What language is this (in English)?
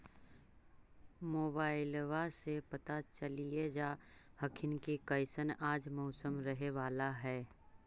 Magahi